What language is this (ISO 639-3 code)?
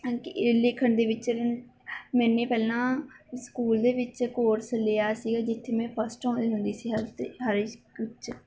pan